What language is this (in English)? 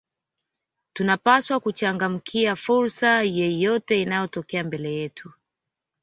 Swahili